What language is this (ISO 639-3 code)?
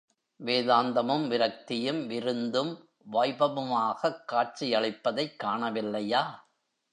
tam